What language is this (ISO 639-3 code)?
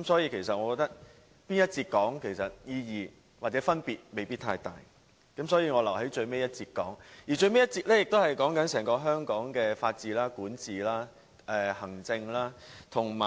yue